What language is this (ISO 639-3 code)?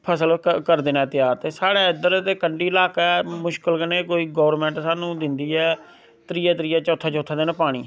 doi